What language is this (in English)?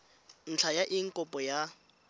Tswana